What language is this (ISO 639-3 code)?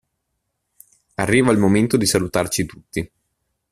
ita